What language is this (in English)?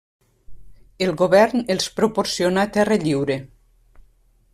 Catalan